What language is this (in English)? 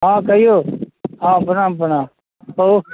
Maithili